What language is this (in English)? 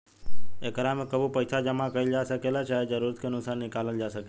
Bhojpuri